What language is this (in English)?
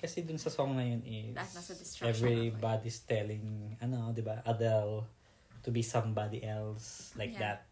Filipino